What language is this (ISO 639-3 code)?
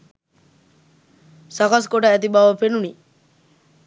sin